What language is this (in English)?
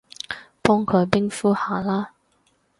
Cantonese